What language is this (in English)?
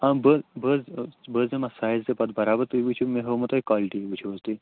Kashmiri